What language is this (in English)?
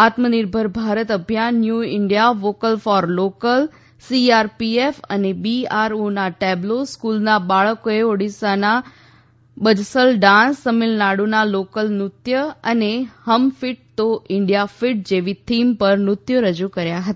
Gujarati